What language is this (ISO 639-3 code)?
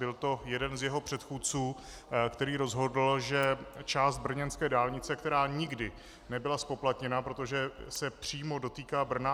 ces